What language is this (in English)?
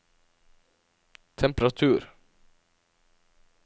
Norwegian